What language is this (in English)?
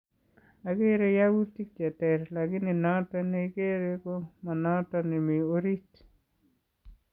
Kalenjin